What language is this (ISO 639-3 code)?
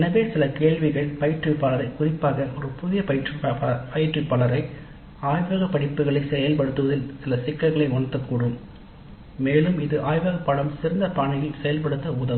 tam